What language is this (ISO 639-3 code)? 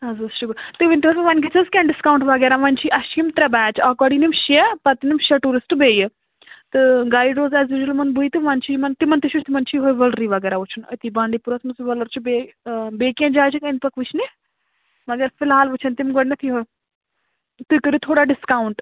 kas